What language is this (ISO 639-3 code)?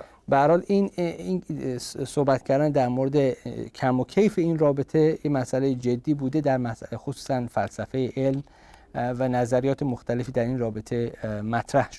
fas